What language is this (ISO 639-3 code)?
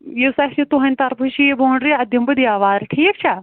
kas